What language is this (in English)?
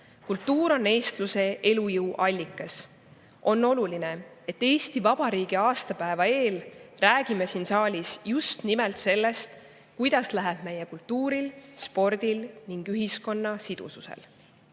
Estonian